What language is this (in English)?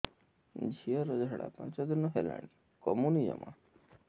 Odia